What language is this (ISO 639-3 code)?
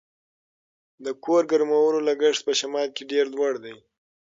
pus